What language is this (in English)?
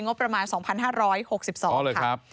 Thai